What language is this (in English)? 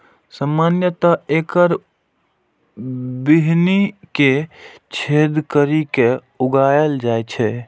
Maithili